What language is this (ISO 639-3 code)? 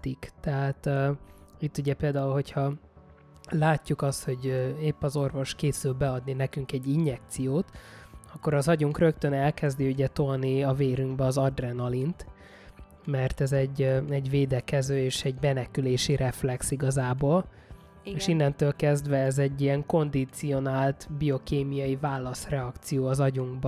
hun